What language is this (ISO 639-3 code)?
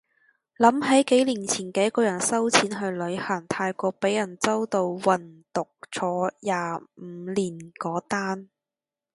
yue